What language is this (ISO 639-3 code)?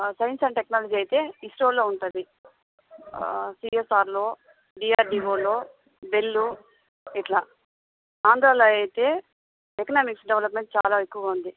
tel